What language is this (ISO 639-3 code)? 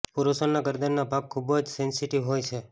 guj